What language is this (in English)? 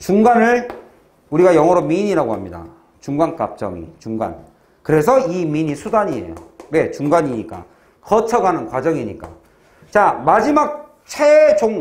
Korean